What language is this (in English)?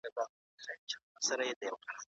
Pashto